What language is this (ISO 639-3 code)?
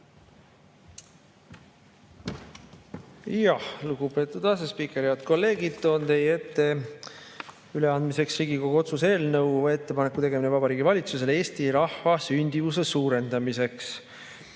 est